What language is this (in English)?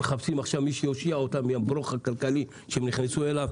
Hebrew